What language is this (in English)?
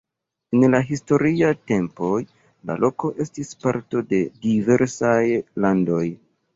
Esperanto